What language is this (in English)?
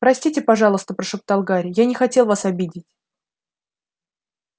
Russian